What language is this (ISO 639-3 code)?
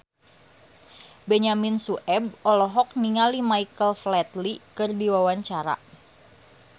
sun